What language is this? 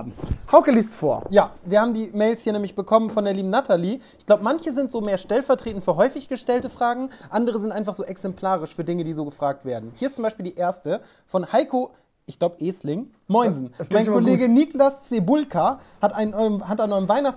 German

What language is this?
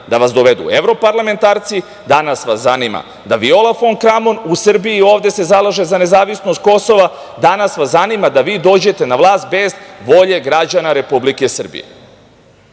Serbian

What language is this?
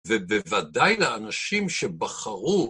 Hebrew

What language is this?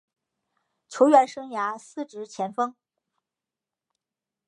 Chinese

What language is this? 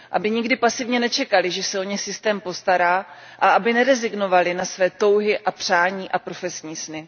Czech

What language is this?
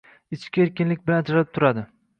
Uzbek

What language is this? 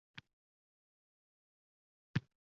Uzbek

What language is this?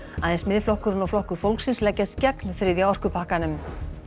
Icelandic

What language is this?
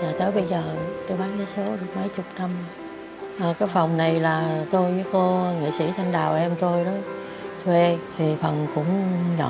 Vietnamese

